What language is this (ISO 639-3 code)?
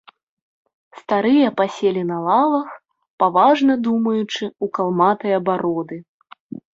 bel